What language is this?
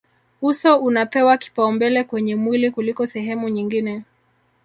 Swahili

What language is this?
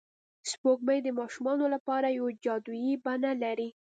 Pashto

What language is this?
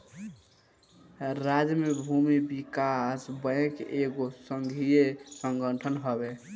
Bhojpuri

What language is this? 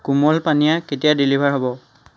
Assamese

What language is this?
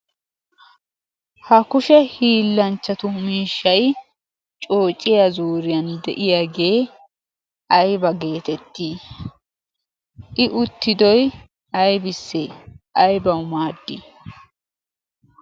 Wolaytta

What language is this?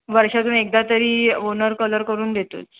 Marathi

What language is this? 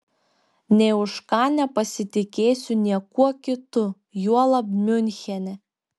Lithuanian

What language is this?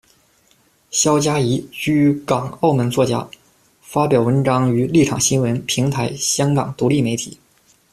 Chinese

